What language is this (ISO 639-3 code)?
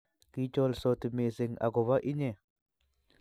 kln